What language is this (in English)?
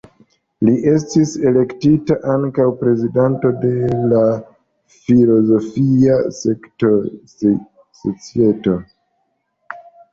Esperanto